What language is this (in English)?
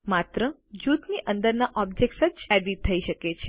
Gujarati